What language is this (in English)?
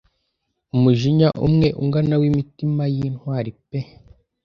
Kinyarwanda